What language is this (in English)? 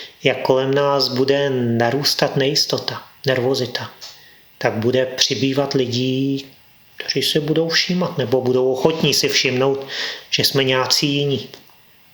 Czech